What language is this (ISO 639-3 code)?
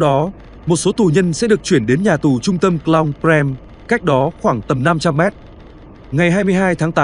vie